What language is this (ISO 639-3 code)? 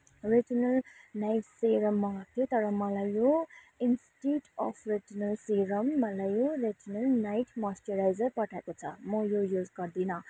nep